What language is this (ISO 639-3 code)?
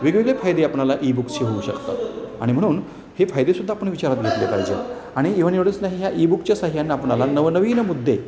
mar